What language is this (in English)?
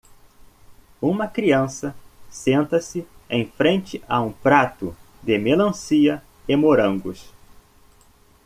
Portuguese